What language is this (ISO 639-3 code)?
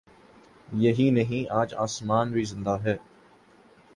urd